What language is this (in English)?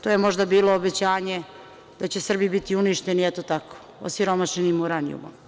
Serbian